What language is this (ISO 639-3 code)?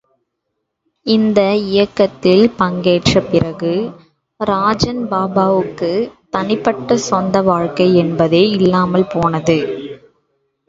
tam